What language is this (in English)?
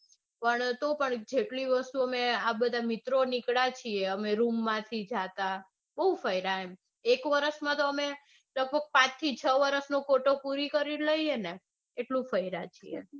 Gujarati